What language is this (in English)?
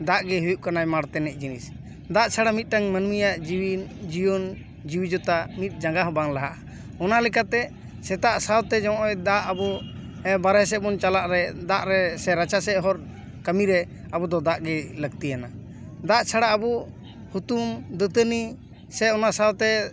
Santali